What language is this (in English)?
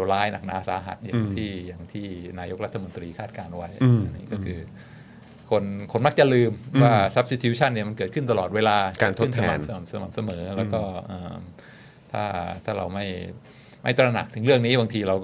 Thai